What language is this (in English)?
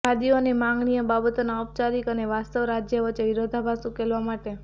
Gujarati